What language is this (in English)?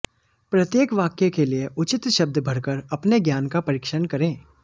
Hindi